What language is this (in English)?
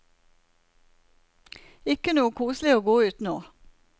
Norwegian